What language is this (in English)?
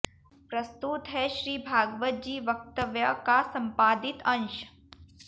Hindi